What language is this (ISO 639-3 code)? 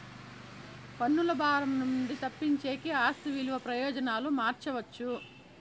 tel